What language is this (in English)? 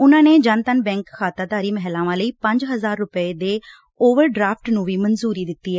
Punjabi